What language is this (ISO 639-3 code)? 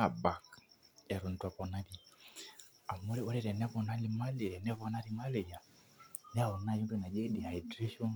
mas